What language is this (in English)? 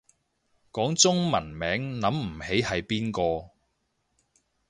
Cantonese